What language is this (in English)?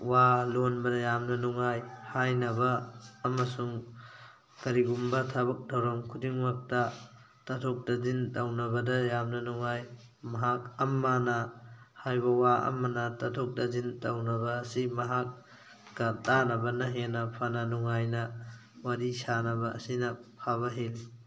Manipuri